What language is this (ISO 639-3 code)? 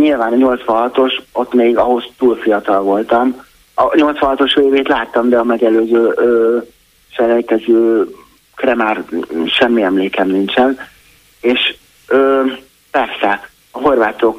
hun